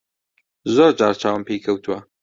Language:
Central Kurdish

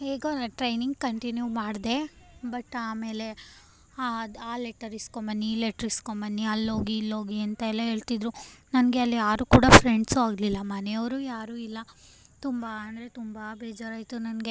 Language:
Kannada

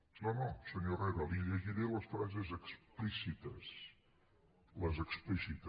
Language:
Catalan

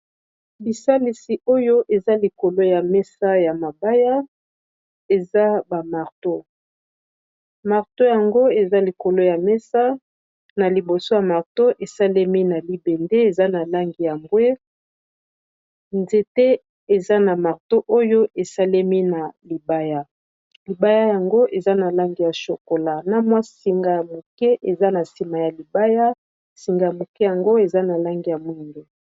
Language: Lingala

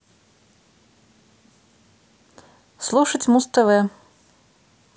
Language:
Russian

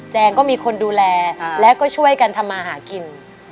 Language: Thai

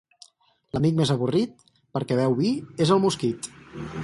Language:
Catalan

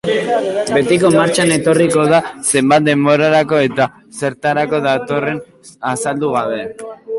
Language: Basque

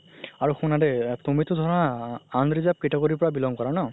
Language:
Assamese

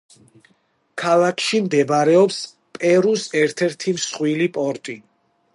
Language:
Georgian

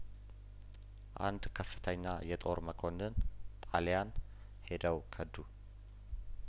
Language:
Amharic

